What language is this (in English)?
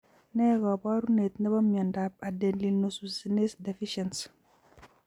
Kalenjin